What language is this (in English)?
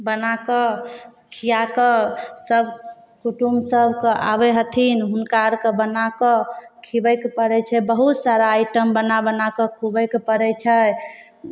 Maithili